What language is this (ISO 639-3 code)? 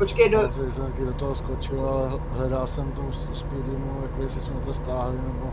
ces